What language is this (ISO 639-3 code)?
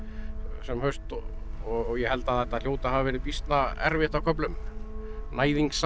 isl